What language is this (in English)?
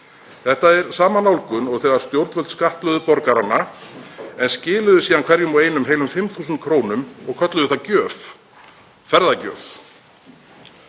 Icelandic